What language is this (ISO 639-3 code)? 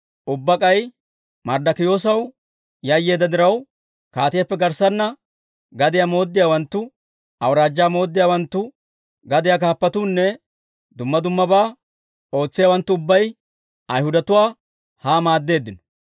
dwr